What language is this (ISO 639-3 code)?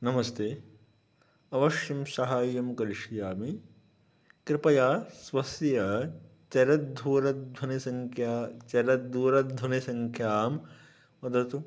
san